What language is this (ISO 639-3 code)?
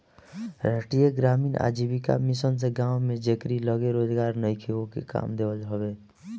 bho